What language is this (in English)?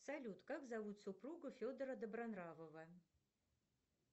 Russian